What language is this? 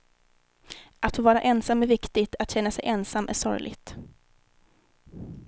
Swedish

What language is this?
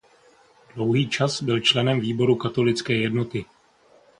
Czech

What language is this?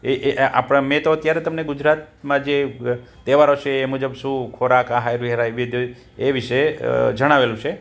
Gujarati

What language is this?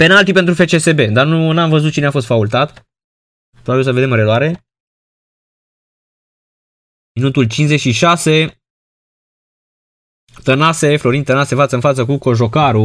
Romanian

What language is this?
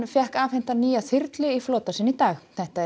Icelandic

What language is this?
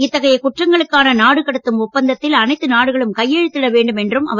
Tamil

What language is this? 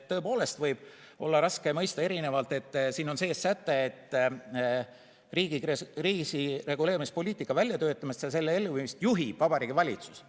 Estonian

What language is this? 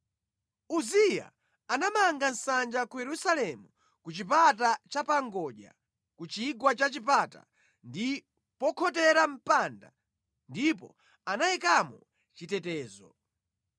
Nyanja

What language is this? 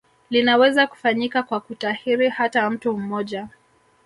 Swahili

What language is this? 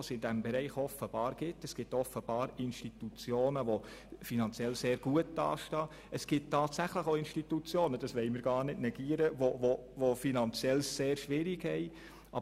Swiss German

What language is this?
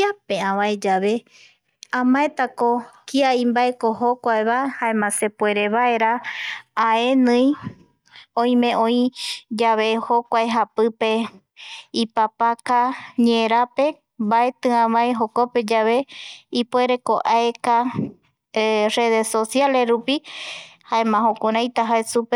Eastern Bolivian Guaraní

